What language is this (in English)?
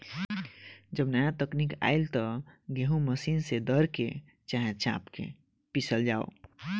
Bhojpuri